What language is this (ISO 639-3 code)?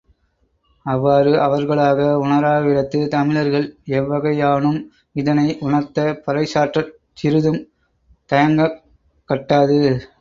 tam